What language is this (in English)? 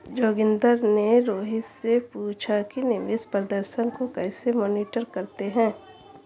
Hindi